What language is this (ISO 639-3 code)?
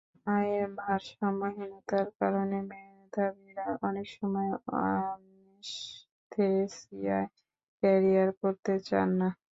ben